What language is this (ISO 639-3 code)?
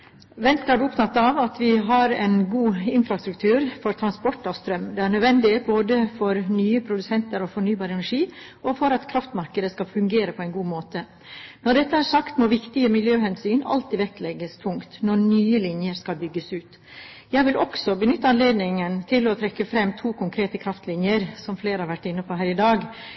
nob